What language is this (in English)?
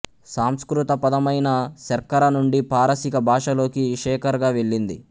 Telugu